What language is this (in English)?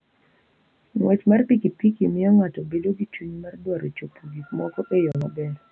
Luo (Kenya and Tanzania)